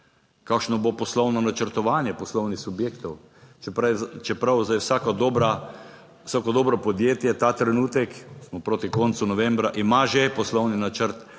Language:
Slovenian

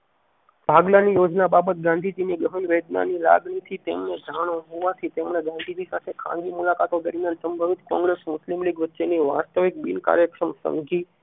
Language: Gujarati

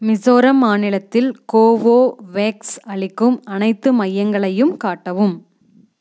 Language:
Tamil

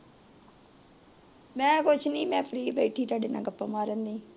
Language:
Punjabi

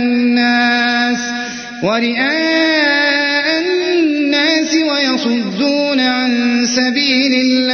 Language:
Arabic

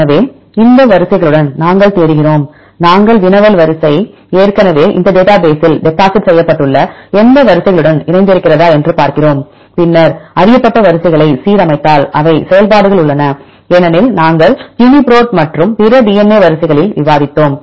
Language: Tamil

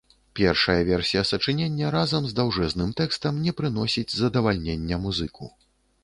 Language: Belarusian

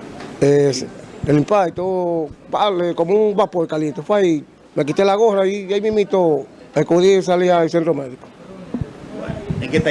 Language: Spanish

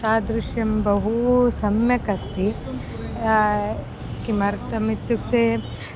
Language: Sanskrit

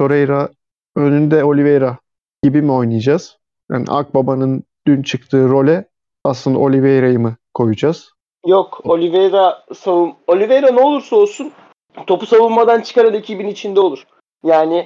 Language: Turkish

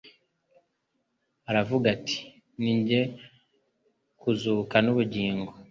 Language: Kinyarwanda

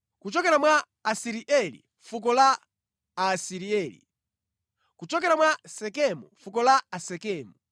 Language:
Nyanja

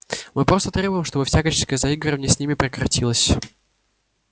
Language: Russian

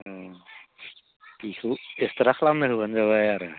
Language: Bodo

